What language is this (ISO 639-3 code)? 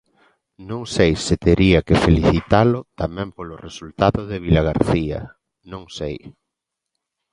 glg